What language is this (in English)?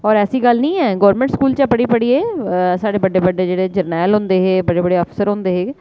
Dogri